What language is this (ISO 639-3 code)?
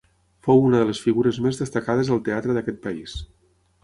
cat